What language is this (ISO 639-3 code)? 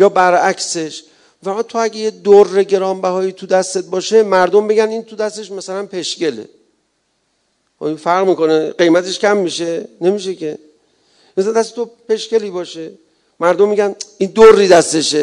fas